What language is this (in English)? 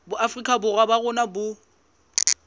Southern Sotho